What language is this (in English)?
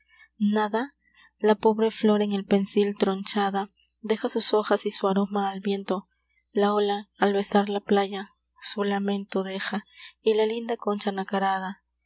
Spanish